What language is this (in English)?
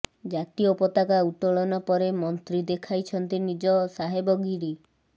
Odia